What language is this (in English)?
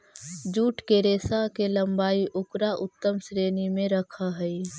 Magahi